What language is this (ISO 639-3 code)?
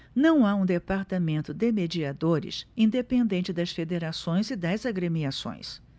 por